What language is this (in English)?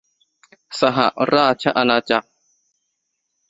Thai